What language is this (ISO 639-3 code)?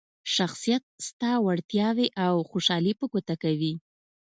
pus